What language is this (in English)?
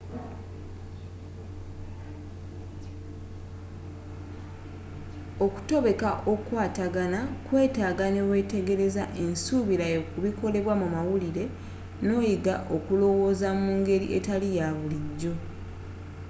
Ganda